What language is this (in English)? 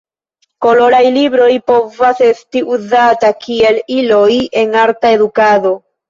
Esperanto